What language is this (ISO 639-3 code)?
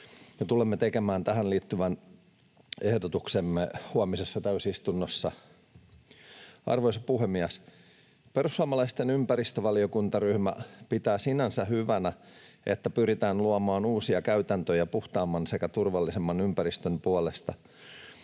fin